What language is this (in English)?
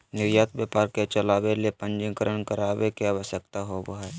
Magahi